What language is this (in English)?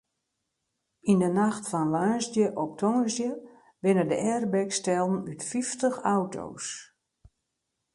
Western Frisian